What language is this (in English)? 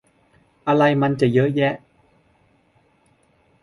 Thai